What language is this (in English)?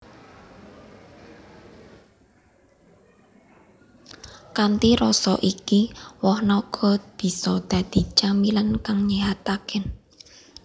Javanese